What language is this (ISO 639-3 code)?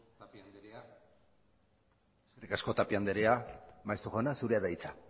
eus